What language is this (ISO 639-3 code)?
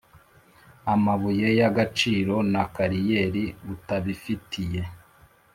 kin